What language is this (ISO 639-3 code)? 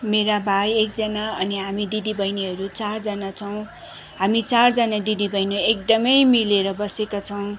nep